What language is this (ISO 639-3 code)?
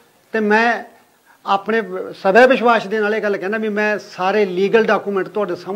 pan